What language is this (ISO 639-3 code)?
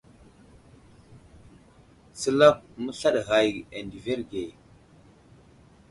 udl